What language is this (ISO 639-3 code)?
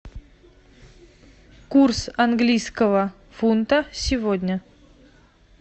rus